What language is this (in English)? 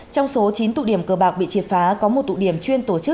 Vietnamese